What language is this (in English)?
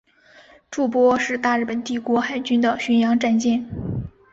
Chinese